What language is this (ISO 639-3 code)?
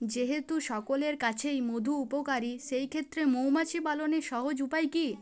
ben